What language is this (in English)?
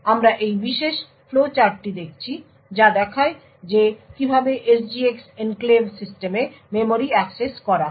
Bangla